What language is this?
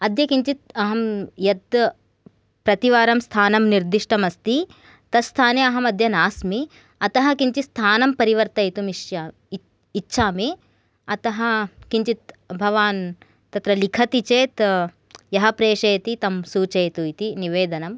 Sanskrit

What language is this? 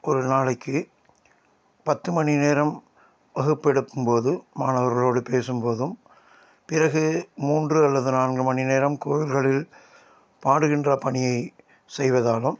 Tamil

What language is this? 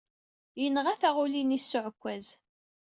Kabyle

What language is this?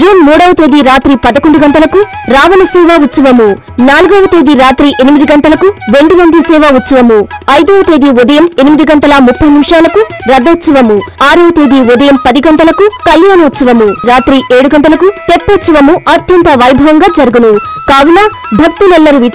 Telugu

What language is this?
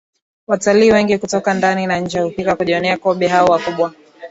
Swahili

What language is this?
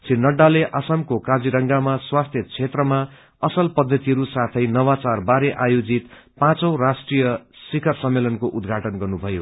Nepali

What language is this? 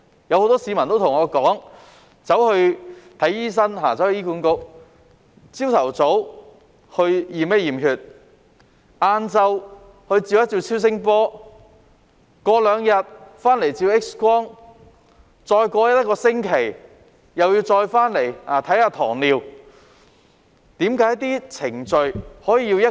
Cantonese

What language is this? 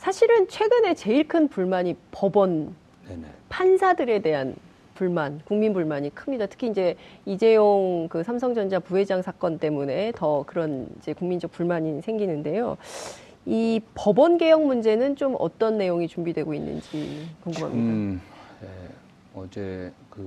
Korean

